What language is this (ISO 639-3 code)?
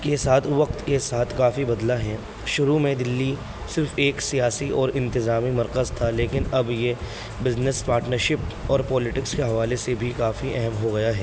urd